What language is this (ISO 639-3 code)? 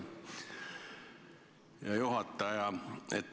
est